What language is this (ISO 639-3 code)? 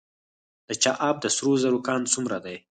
pus